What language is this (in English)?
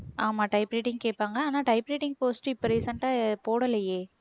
Tamil